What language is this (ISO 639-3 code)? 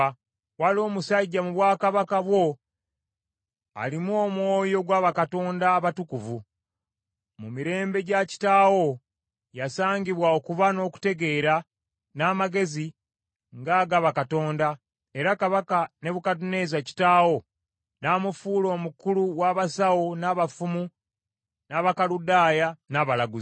lug